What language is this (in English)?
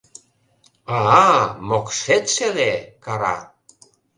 Mari